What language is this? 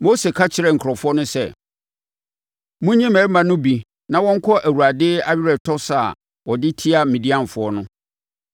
Akan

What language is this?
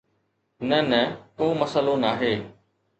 Sindhi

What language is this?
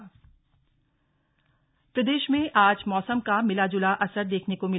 Hindi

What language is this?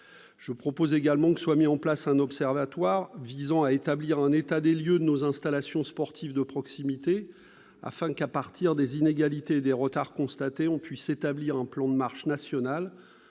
French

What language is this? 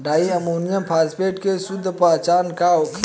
Bhojpuri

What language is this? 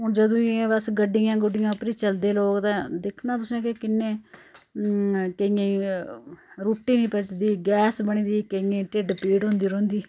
Dogri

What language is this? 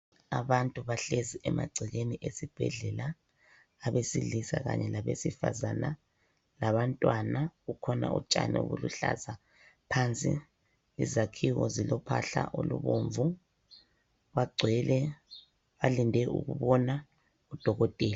North Ndebele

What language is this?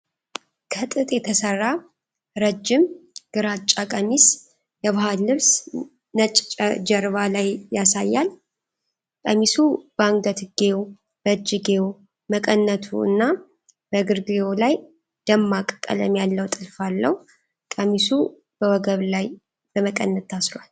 Amharic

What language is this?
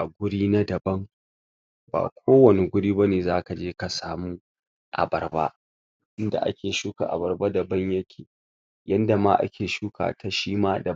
Hausa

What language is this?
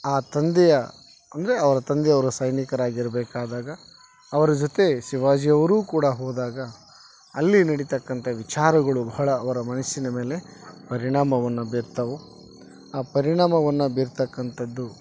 Kannada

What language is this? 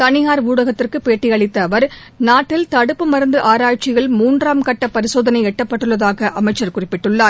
Tamil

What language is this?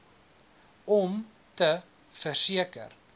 Afrikaans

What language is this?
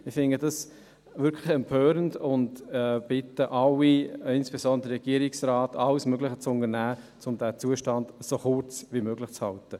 Swiss German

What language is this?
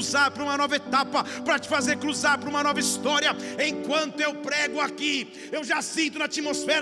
Portuguese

